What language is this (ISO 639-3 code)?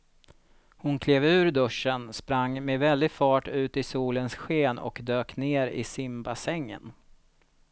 swe